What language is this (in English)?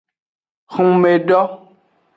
Aja (Benin)